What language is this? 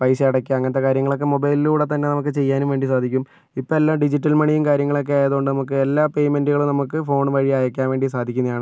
Malayalam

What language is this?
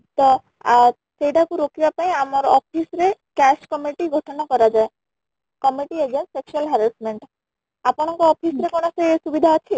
Odia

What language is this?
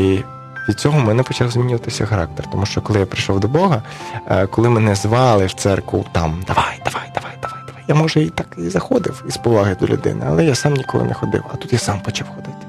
Ukrainian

